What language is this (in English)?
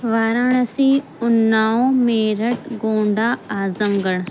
Urdu